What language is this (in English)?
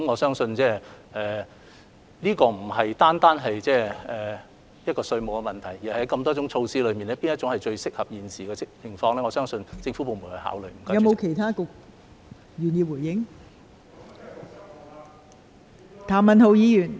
Cantonese